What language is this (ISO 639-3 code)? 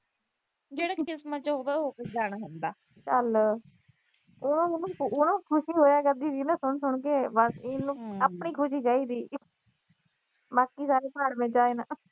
pan